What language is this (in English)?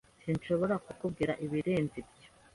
Kinyarwanda